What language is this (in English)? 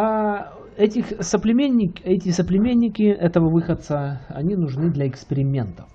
Russian